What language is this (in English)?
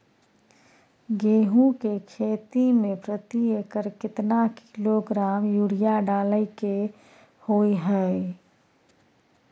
Maithili